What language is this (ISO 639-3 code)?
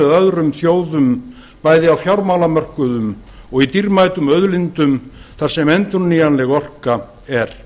isl